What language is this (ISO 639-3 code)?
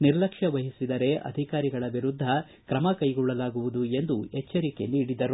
kan